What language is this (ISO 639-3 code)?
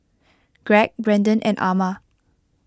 eng